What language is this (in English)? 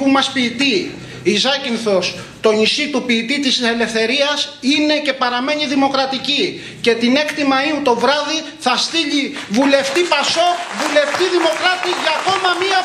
Greek